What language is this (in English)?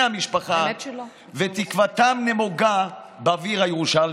Hebrew